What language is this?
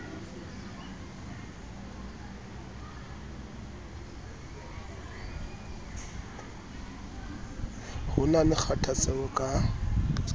Southern Sotho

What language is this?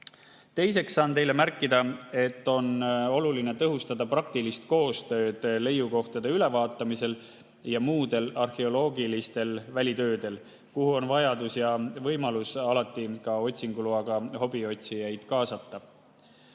Estonian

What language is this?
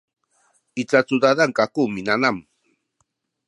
Sakizaya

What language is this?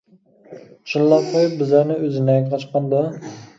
Uyghur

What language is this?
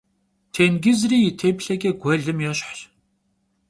Kabardian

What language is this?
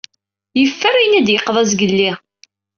Kabyle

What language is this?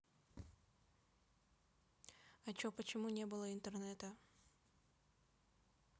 Russian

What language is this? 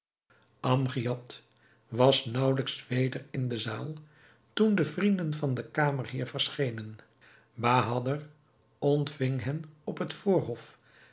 Dutch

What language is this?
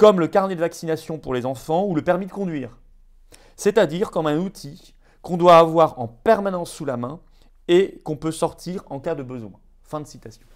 French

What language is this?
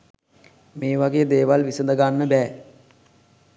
Sinhala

